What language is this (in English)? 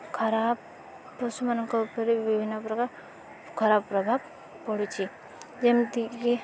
Odia